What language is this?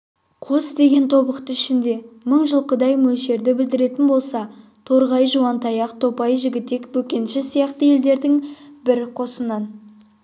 Kazakh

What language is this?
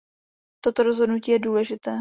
Czech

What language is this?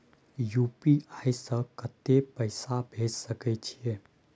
Maithili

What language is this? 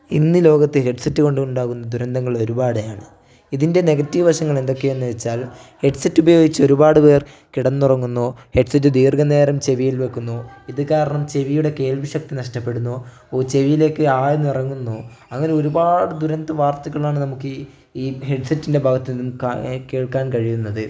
Malayalam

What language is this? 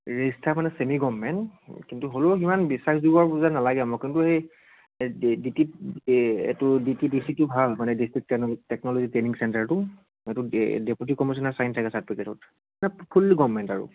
Assamese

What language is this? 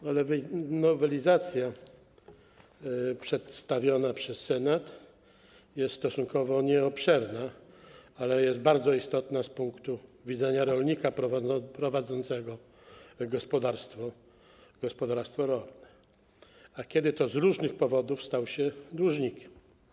Polish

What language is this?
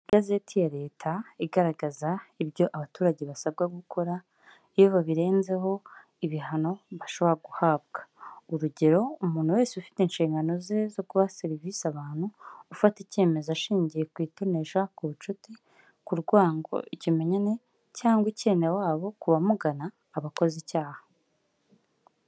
Kinyarwanda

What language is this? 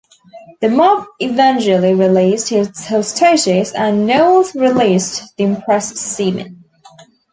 English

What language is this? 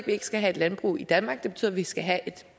Danish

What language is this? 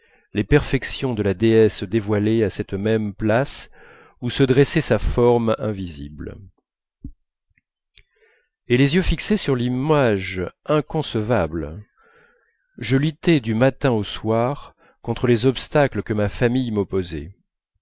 French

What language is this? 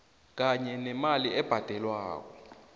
South Ndebele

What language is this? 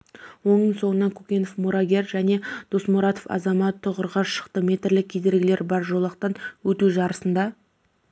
Kazakh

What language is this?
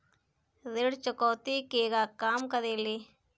Bhojpuri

